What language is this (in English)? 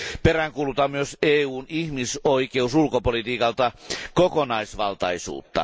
Finnish